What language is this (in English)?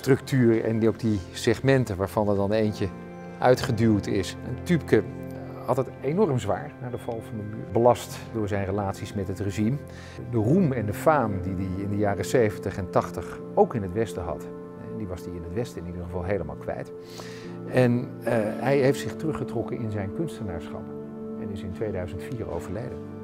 Dutch